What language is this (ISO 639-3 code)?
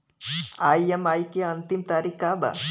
bho